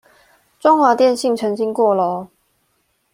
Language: Chinese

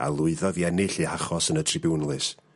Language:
Welsh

